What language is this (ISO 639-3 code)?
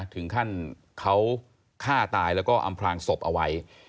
tha